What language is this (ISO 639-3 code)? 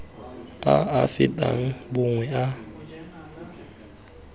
tsn